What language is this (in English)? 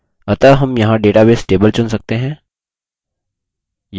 Hindi